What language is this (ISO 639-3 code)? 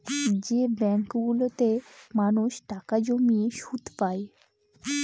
ben